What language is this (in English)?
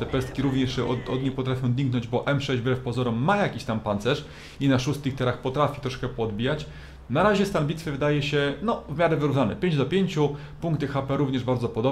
Polish